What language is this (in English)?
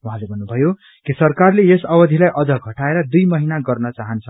Nepali